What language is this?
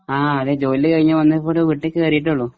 Malayalam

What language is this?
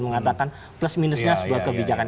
Indonesian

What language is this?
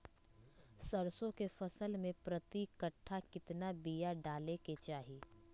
Magahi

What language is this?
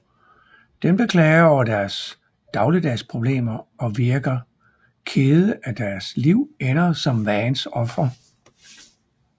Danish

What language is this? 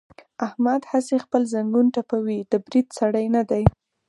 Pashto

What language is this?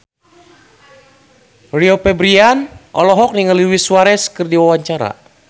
Sundanese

